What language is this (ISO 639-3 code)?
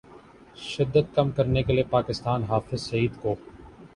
urd